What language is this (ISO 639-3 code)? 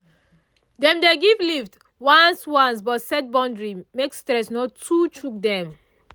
pcm